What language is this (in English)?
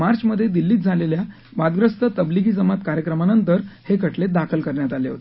Marathi